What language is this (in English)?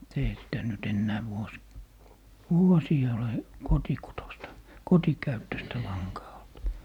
Finnish